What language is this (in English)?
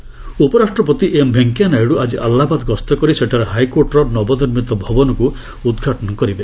Odia